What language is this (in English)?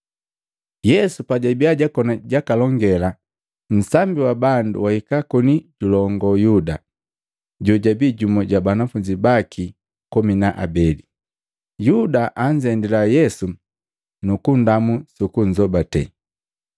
Matengo